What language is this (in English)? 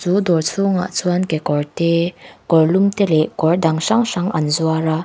Mizo